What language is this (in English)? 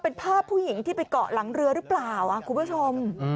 Thai